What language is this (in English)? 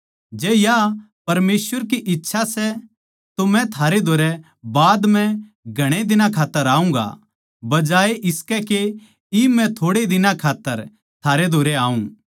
Haryanvi